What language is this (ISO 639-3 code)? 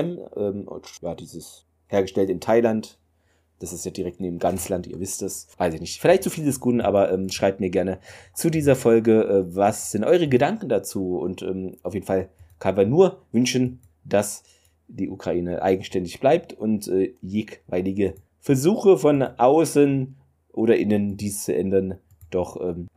deu